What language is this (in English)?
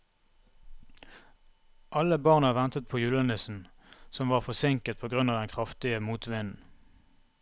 Norwegian